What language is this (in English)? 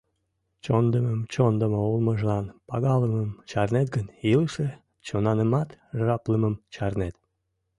Mari